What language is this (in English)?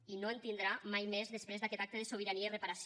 Catalan